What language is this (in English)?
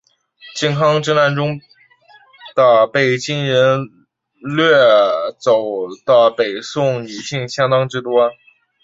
Chinese